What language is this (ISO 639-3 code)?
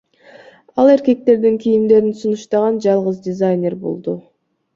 kir